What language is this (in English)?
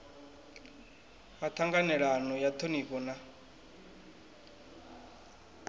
Venda